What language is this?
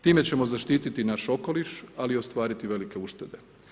Croatian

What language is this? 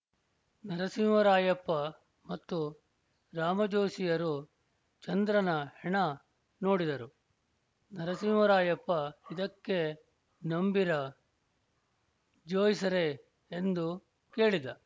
Kannada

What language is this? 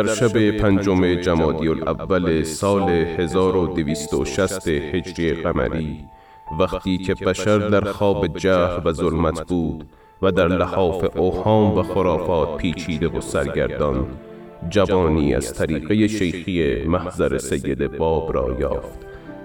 Persian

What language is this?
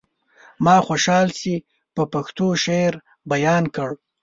Pashto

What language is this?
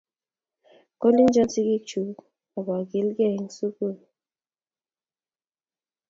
Kalenjin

